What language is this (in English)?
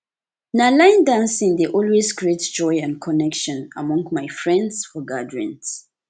Nigerian Pidgin